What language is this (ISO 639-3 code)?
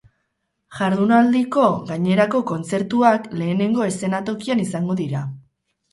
eus